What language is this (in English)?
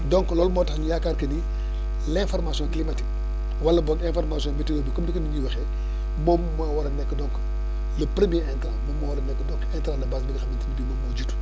Wolof